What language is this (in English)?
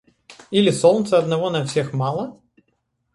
Russian